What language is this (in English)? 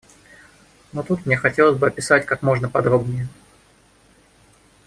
Russian